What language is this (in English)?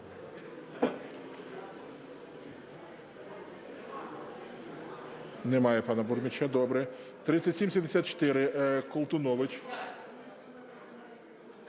Ukrainian